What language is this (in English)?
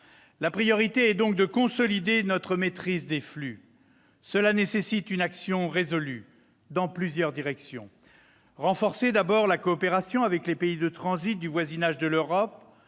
French